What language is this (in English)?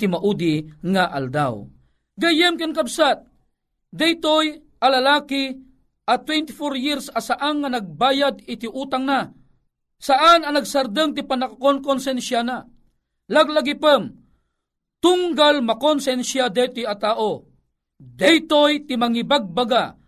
Filipino